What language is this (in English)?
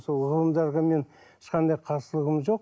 Kazakh